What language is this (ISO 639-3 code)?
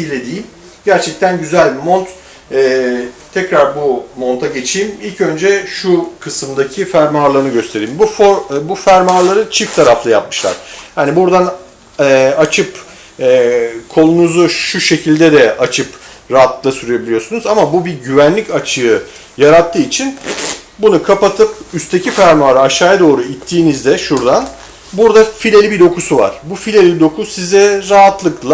tur